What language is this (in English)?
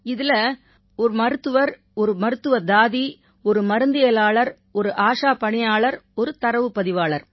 Tamil